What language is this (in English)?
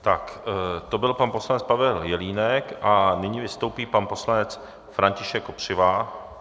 Czech